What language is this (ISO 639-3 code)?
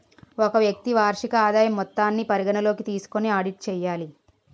tel